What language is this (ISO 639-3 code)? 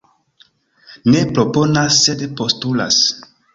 epo